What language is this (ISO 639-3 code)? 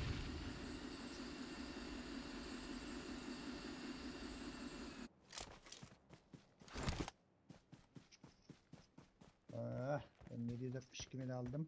tur